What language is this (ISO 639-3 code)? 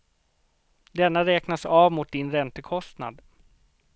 swe